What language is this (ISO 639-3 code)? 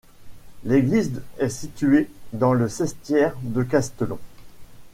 fra